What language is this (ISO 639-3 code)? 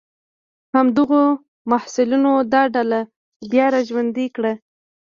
pus